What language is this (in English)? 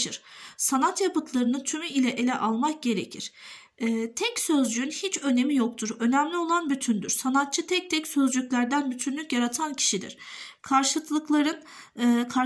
Turkish